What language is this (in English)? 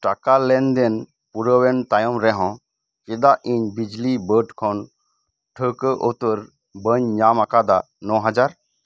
Santali